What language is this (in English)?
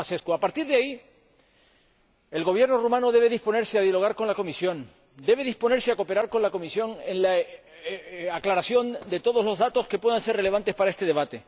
Spanish